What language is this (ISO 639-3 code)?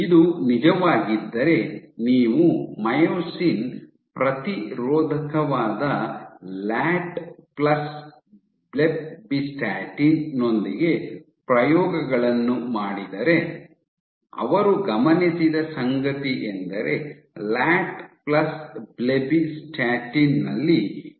kan